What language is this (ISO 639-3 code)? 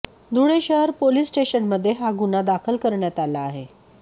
mar